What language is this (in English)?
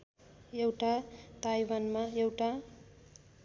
Nepali